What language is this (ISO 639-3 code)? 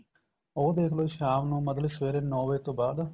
pan